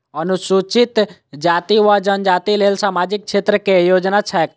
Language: Maithili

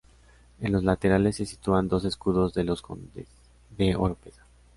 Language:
Spanish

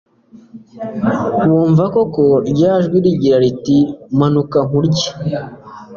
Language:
Kinyarwanda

